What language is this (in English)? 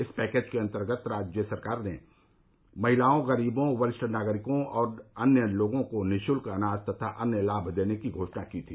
Hindi